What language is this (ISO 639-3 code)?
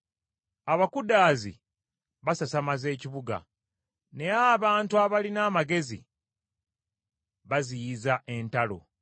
lug